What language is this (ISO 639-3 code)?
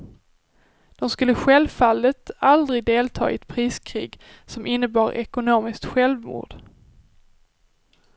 swe